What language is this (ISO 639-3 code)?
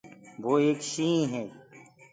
ggg